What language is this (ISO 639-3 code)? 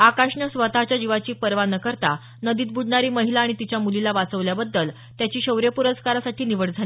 mar